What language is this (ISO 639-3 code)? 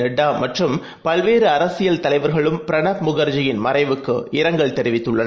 tam